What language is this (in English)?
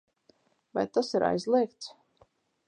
Latvian